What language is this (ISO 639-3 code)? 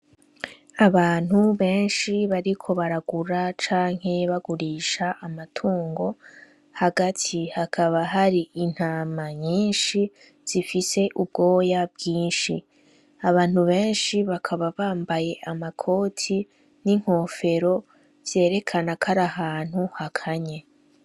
run